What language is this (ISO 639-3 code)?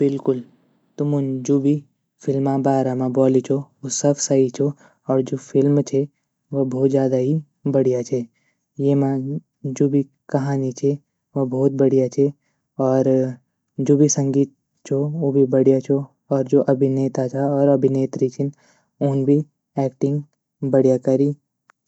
gbm